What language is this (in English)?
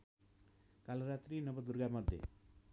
Nepali